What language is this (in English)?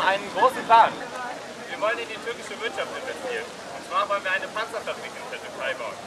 German